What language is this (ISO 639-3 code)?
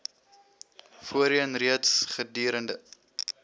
afr